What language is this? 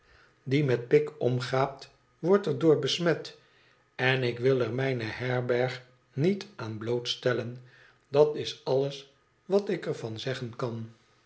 Dutch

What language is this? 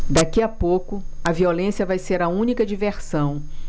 Portuguese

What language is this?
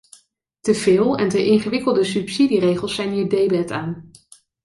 Dutch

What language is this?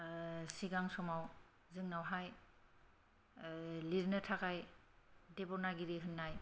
Bodo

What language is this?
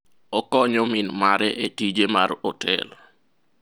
Luo (Kenya and Tanzania)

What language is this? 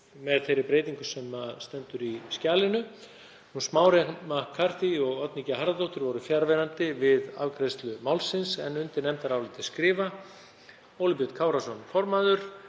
Icelandic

